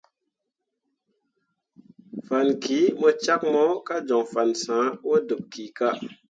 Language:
Mundang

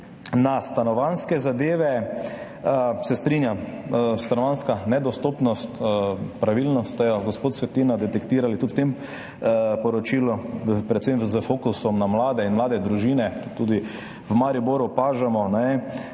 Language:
Slovenian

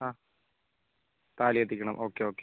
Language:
Malayalam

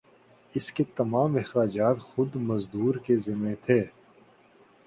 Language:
Urdu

